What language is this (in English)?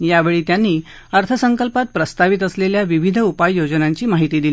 Marathi